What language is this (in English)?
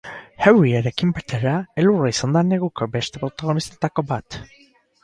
Basque